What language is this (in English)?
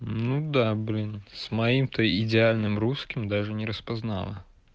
Russian